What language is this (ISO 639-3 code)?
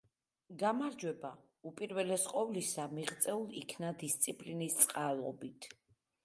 kat